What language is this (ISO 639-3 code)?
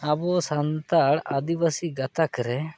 sat